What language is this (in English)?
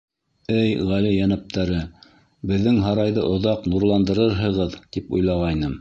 Bashkir